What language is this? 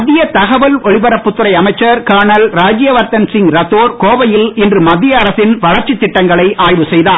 Tamil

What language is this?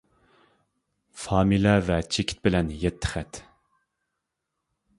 Uyghur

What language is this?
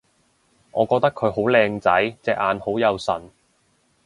Cantonese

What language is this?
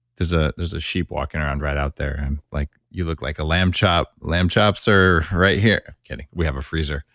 English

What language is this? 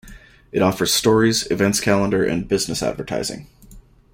English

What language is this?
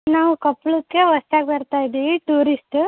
Kannada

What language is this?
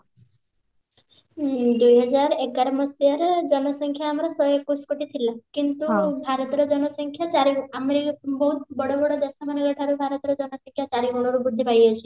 Odia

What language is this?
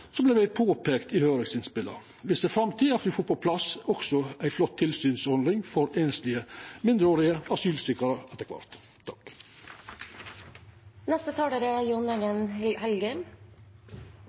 Norwegian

